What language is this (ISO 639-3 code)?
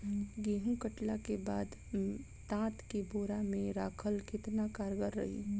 bho